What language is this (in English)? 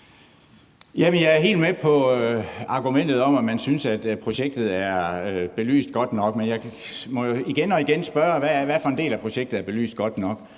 Danish